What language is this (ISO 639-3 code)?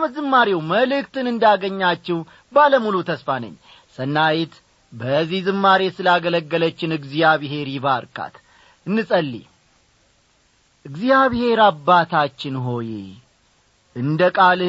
amh